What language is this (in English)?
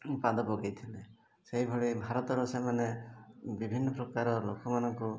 Odia